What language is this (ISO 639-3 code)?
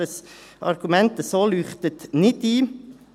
gsw